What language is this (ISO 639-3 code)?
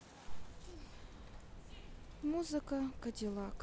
rus